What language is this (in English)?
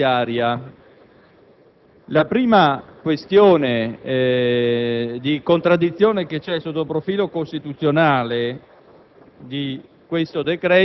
Italian